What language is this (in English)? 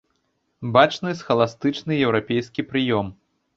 Belarusian